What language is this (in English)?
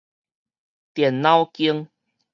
Min Nan Chinese